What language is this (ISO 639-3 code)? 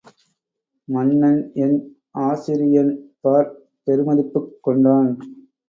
tam